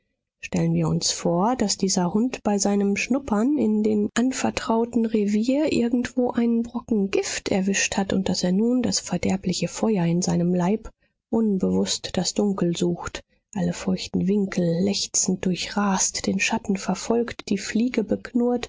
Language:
German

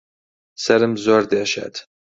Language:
Central Kurdish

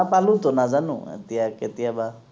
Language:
Assamese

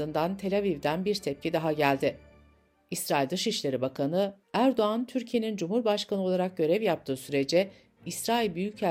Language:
Turkish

